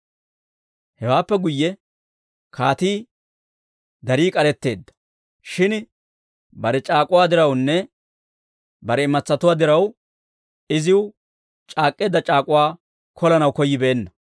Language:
Dawro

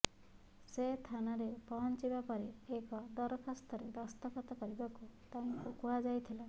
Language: Odia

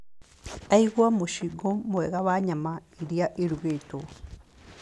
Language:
Kikuyu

